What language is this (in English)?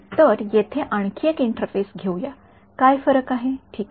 Marathi